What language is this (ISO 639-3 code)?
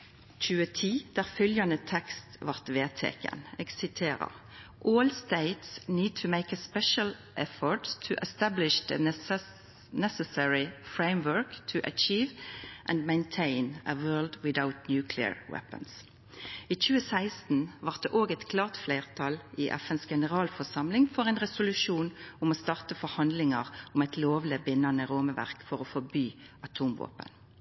nno